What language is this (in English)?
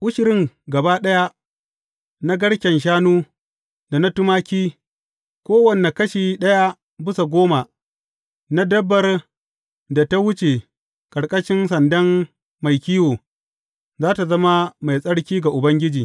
Hausa